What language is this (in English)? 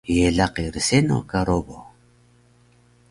Taroko